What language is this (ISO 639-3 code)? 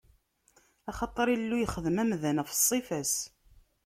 kab